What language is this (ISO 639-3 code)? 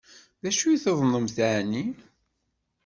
kab